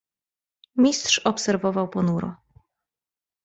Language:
Polish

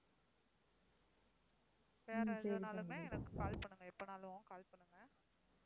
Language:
Tamil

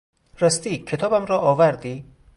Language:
Persian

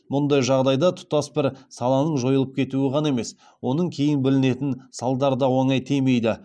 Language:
Kazakh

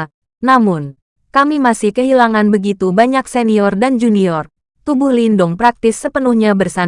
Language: Indonesian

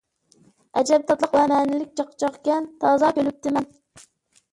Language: Uyghur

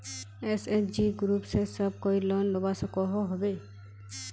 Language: Magahi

